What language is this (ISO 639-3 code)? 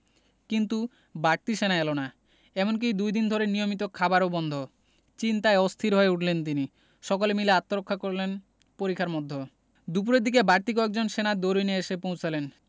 ben